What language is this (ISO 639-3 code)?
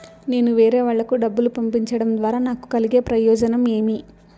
tel